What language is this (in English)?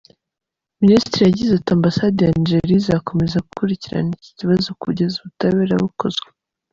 Kinyarwanda